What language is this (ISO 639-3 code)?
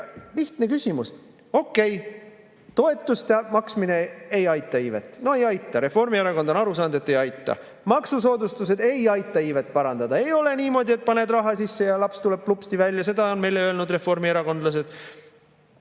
est